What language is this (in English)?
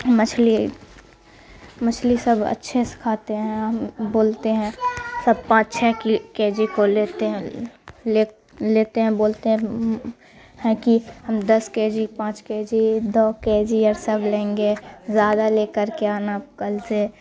Urdu